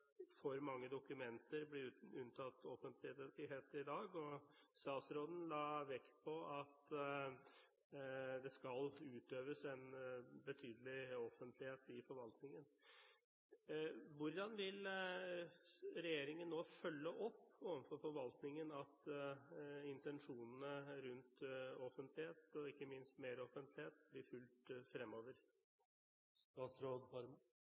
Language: Norwegian Bokmål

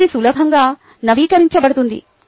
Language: Telugu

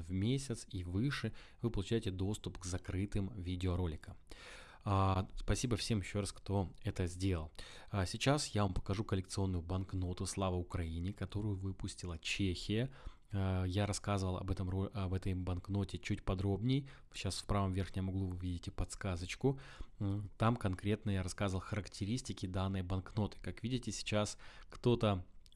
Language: Russian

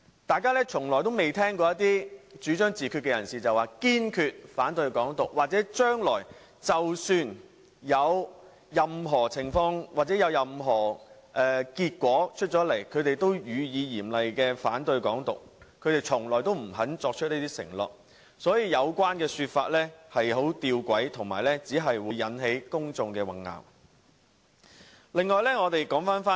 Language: Cantonese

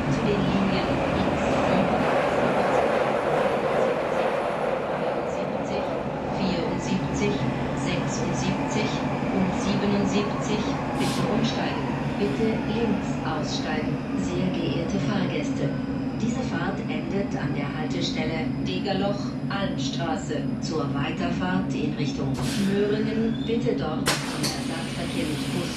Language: German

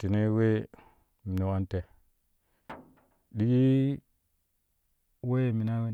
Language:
Kushi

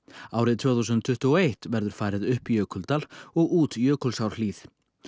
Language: Icelandic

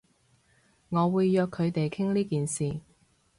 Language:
Cantonese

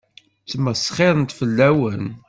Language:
Kabyle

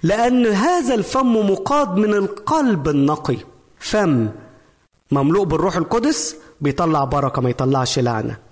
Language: Arabic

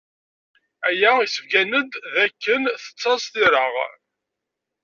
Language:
Kabyle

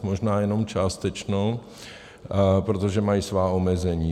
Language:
Czech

